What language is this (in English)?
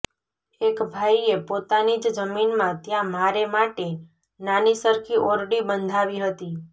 Gujarati